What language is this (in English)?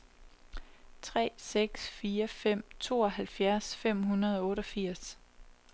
Danish